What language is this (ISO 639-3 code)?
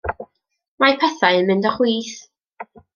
cym